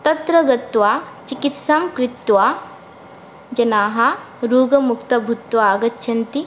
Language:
Sanskrit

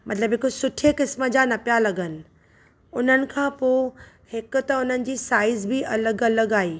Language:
Sindhi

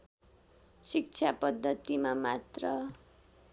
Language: Nepali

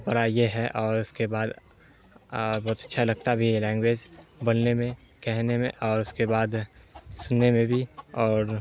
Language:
Urdu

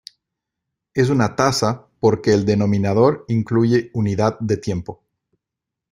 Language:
Spanish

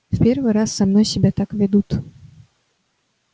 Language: Russian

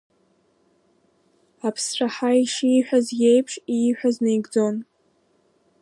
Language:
Abkhazian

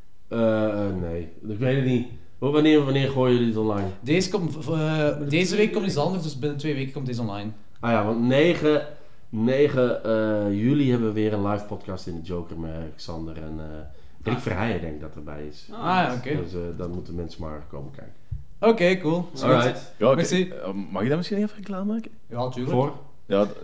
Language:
Dutch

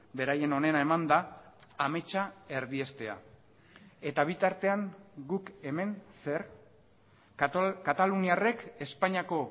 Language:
Basque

